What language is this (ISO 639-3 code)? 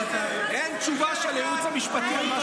heb